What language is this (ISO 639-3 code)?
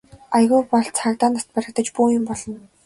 mon